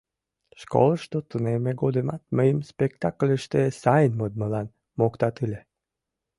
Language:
Mari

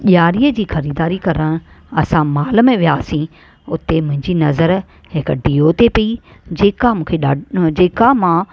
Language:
Sindhi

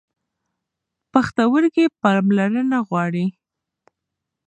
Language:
Pashto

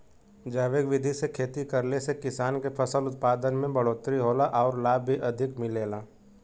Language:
Bhojpuri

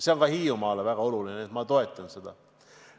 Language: Estonian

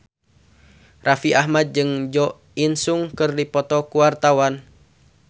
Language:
Sundanese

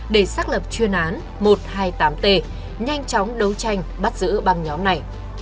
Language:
Vietnamese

